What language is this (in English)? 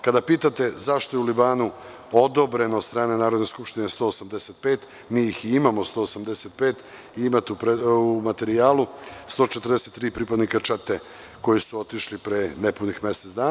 Serbian